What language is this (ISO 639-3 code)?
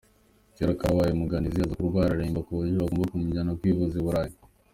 kin